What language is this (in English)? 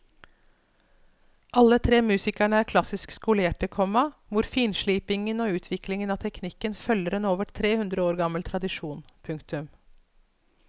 Norwegian